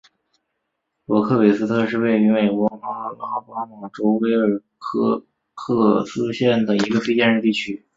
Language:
Chinese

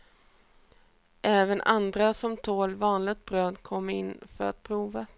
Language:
Swedish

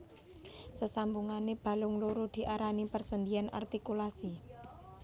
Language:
Javanese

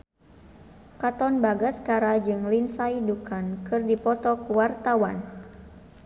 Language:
Sundanese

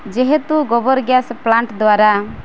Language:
Odia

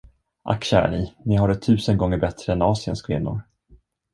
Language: Swedish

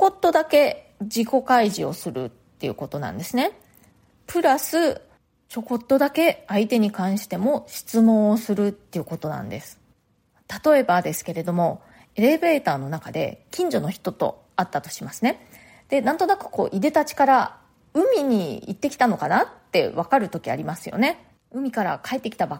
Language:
Japanese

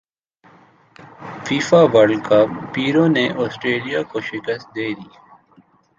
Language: Urdu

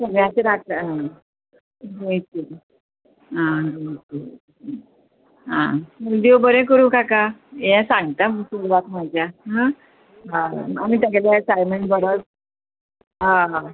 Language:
Konkani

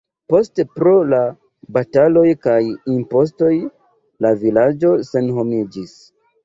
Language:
Esperanto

